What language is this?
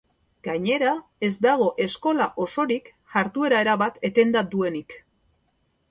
Basque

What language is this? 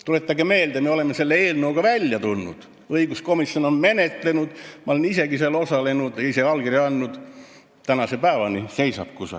Estonian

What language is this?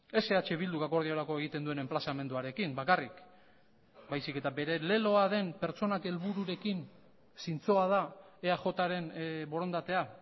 Basque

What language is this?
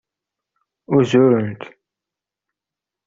Kabyle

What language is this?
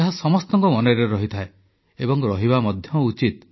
Odia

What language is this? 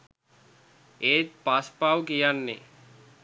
Sinhala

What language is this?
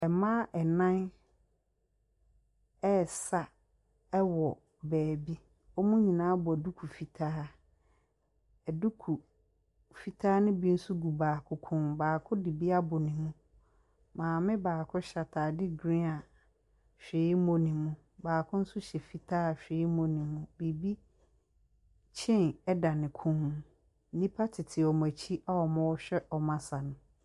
Akan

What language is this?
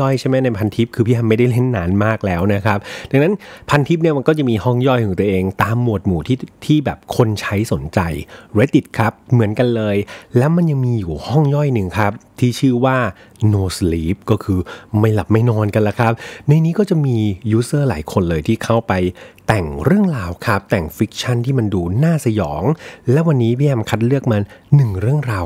Thai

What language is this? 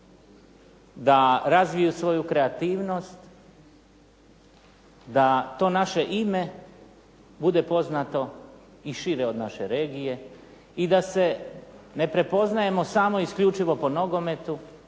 Croatian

